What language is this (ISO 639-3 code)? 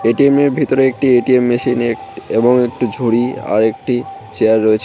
ben